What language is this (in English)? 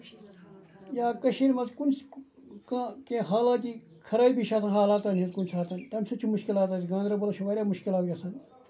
Kashmiri